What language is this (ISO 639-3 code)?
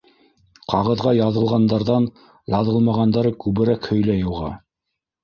bak